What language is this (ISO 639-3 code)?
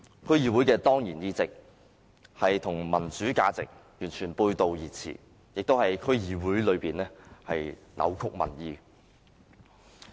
yue